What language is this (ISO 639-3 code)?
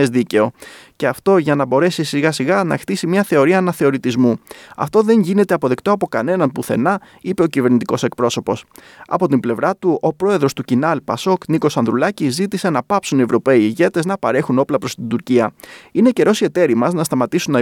ell